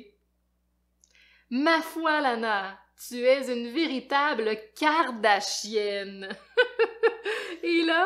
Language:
French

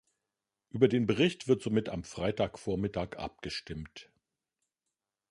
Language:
German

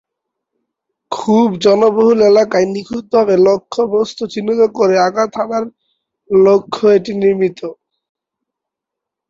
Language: Bangla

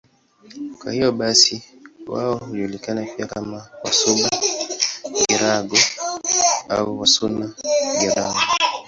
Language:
Swahili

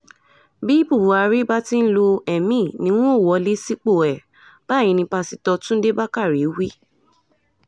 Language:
Yoruba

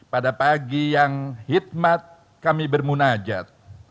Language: Indonesian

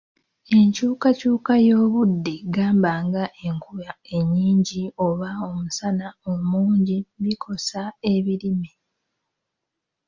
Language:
Ganda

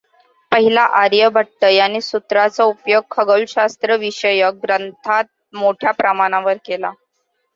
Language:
Marathi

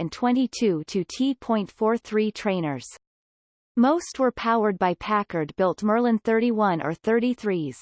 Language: English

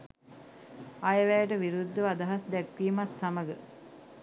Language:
Sinhala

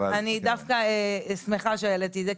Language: Hebrew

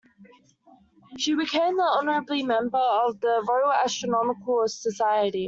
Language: English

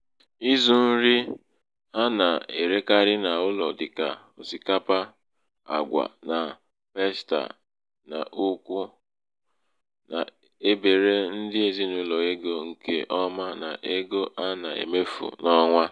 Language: Igbo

